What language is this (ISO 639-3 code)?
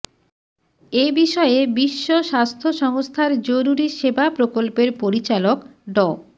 ben